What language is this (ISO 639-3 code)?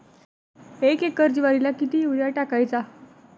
mar